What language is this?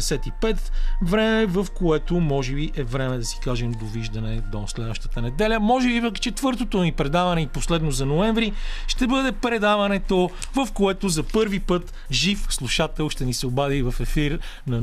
Bulgarian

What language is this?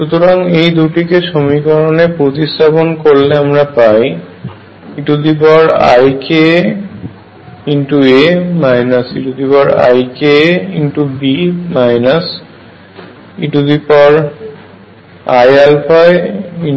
Bangla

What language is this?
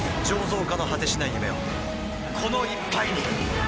Japanese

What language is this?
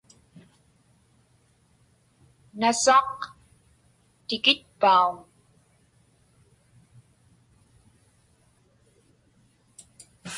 Inupiaq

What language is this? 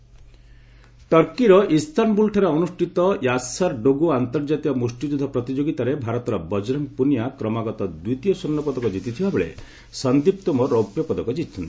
Odia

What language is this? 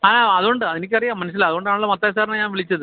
Malayalam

